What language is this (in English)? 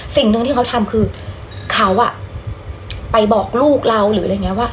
Thai